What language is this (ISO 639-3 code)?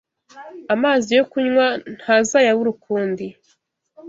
kin